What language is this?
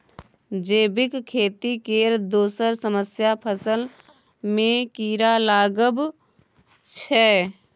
Maithili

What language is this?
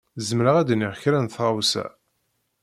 Kabyle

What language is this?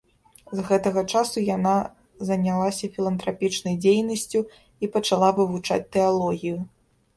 Belarusian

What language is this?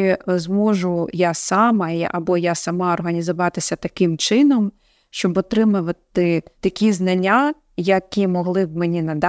Ukrainian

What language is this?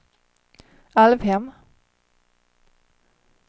Swedish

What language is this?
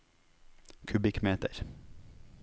Norwegian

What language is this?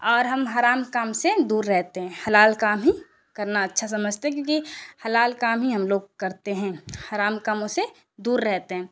Urdu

